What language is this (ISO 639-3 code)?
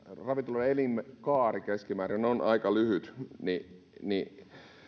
fin